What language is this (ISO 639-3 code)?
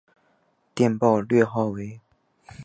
zho